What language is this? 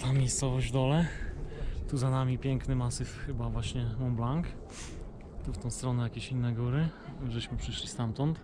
Polish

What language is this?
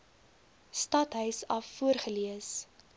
Afrikaans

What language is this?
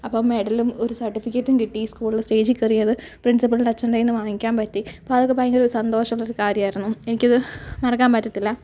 Malayalam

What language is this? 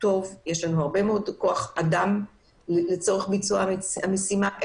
Hebrew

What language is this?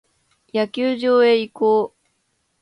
Japanese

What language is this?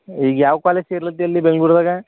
Kannada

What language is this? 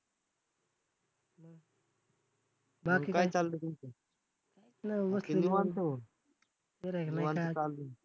Marathi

